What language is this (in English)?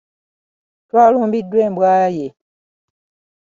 Ganda